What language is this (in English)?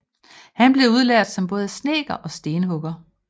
Danish